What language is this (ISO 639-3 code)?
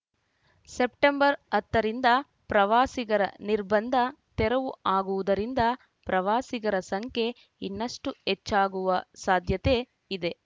kan